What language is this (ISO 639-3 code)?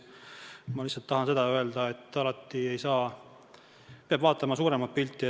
est